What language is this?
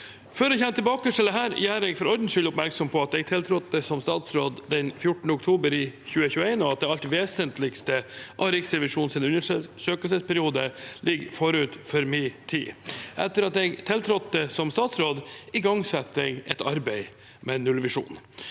Norwegian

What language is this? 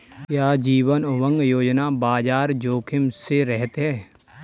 Hindi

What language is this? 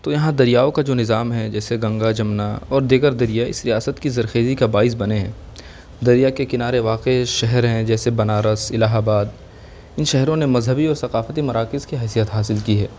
Urdu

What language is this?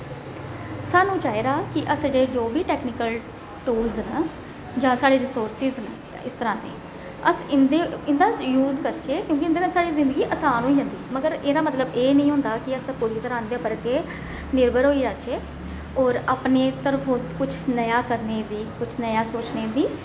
Dogri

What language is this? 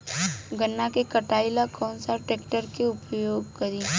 Bhojpuri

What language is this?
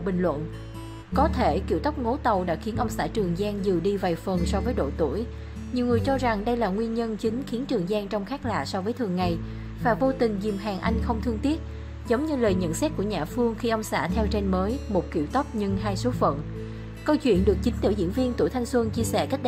Vietnamese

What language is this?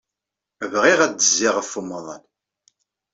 Kabyle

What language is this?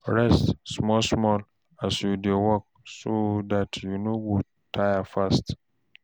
Nigerian Pidgin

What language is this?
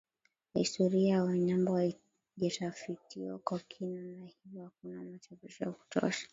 Swahili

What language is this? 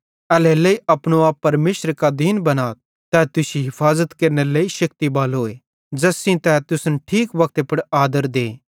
Bhadrawahi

